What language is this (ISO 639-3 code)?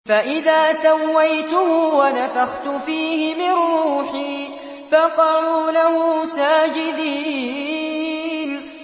ara